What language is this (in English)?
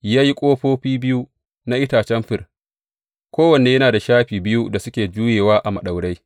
Hausa